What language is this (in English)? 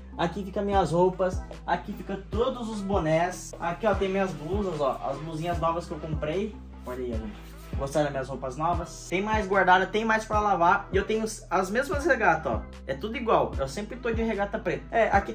Portuguese